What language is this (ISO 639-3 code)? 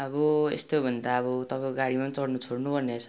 nep